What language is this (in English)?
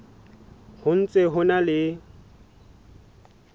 Southern Sotho